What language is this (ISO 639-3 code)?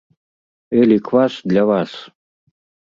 bel